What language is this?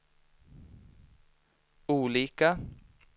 Swedish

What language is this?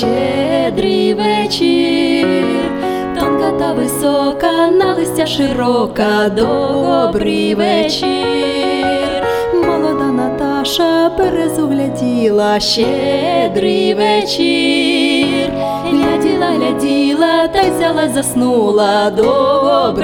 Ukrainian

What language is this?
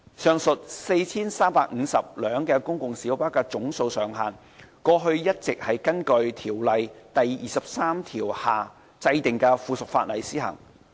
Cantonese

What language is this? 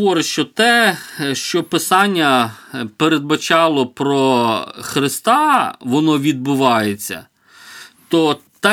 Ukrainian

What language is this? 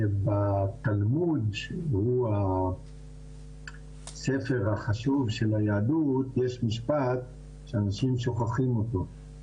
Hebrew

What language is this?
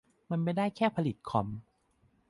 Thai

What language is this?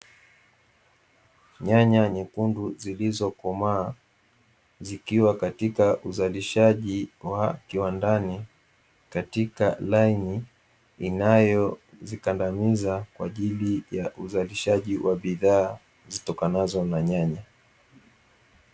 Swahili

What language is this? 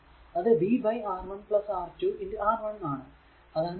Malayalam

